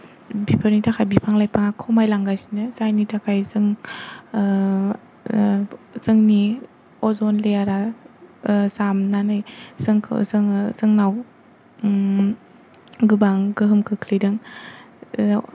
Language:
Bodo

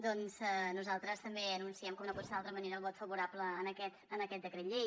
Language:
Catalan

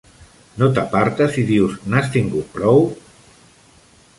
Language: Catalan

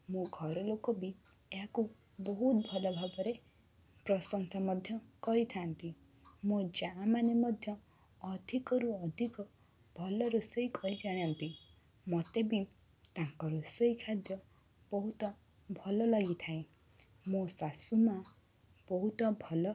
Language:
Odia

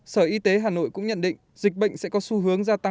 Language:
Vietnamese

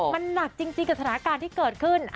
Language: Thai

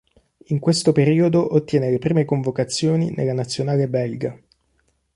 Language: Italian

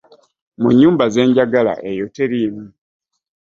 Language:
Ganda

